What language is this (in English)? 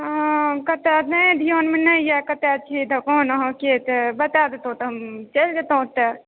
Maithili